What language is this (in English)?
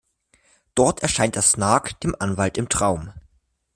German